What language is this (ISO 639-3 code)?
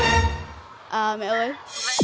vie